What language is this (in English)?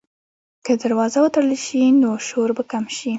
Pashto